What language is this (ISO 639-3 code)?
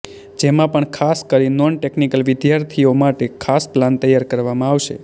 guj